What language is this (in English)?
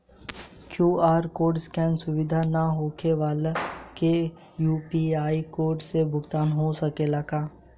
Bhojpuri